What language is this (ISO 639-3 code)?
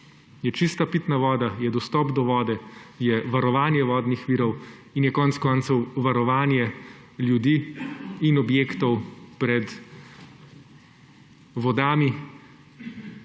slv